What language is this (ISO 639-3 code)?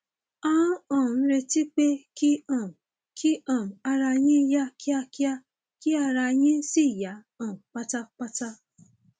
yor